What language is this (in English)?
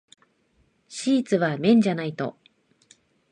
Japanese